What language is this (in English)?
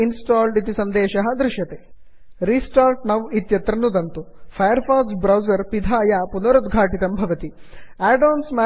Sanskrit